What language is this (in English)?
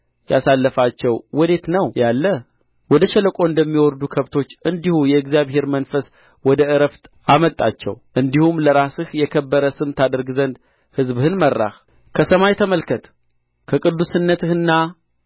Amharic